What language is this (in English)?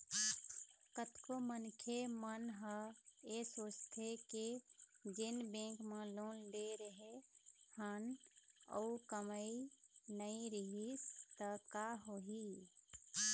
Chhattisgarhi